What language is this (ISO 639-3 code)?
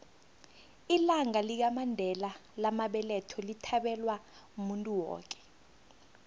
nbl